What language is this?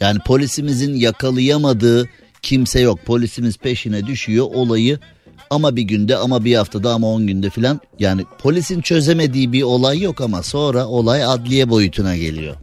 Turkish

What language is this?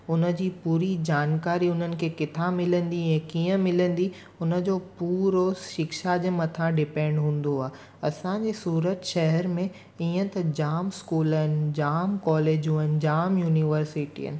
Sindhi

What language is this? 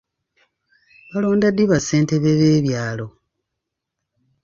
Ganda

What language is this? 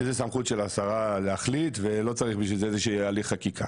Hebrew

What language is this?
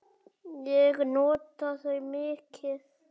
Icelandic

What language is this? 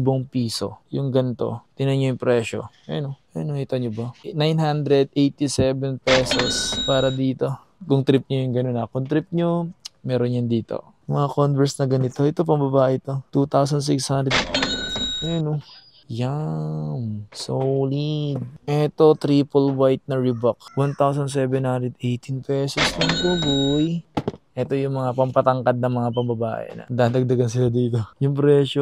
Filipino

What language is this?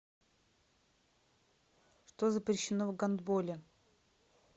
Russian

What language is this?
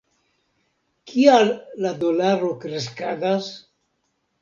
Esperanto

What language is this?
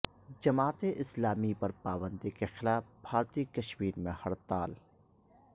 Urdu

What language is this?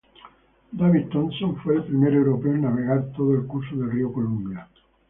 Spanish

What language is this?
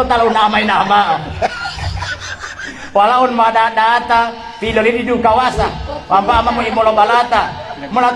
Indonesian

